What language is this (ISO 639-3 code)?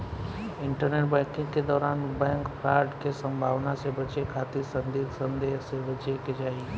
bho